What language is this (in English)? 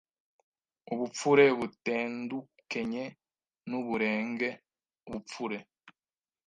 Kinyarwanda